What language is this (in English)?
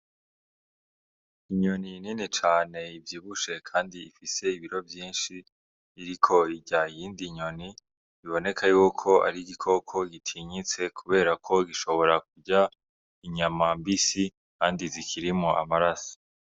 Rundi